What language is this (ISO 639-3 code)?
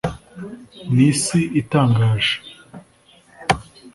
kin